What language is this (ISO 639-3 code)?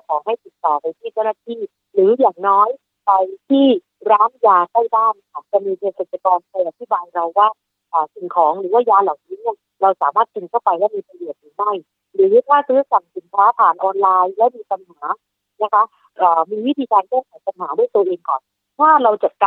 tha